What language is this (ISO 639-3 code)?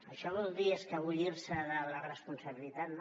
cat